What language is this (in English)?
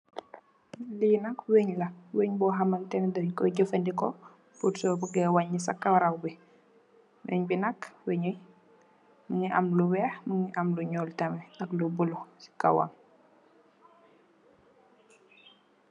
Wolof